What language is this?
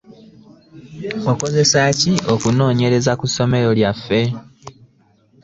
Ganda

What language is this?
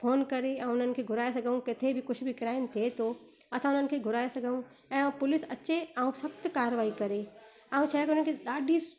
Sindhi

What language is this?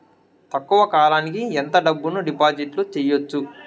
Telugu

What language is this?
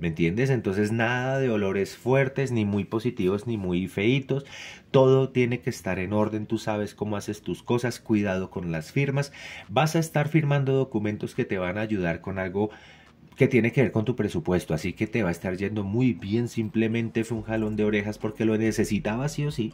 Spanish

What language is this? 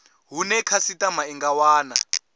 Venda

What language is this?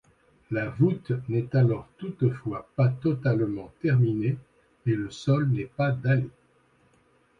French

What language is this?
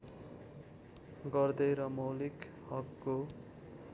Nepali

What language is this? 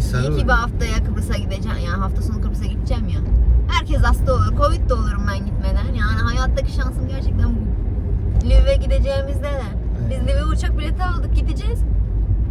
Turkish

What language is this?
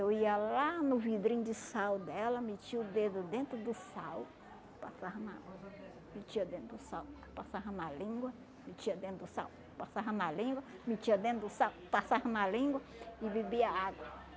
Portuguese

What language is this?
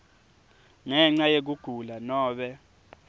Swati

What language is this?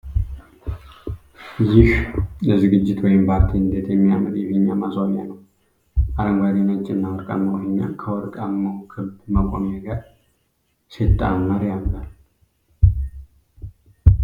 Amharic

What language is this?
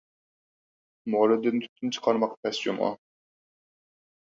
Uyghur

